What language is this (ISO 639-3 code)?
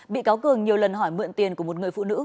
vie